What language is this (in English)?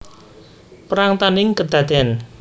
Javanese